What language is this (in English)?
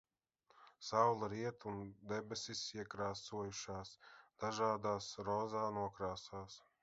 Latvian